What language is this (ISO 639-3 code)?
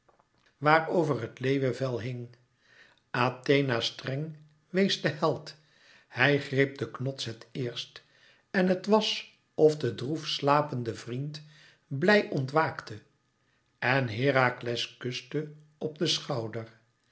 nld